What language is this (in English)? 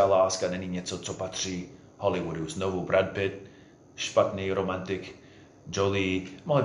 Czech